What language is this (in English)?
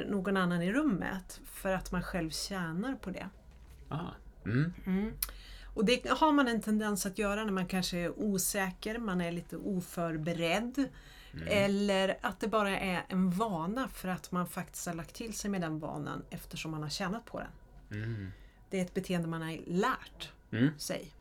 Swedish